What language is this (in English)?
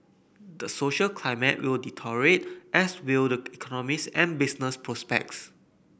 English